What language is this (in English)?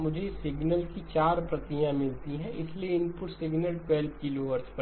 Hindi